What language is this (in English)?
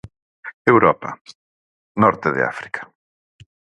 Galician